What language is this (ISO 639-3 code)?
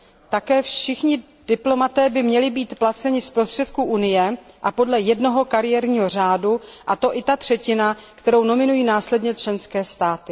ces